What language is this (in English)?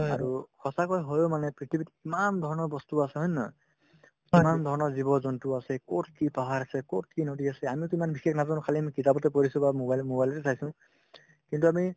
Assamese